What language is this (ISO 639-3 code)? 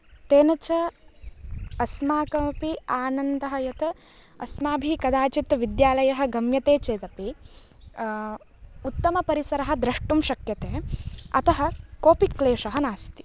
san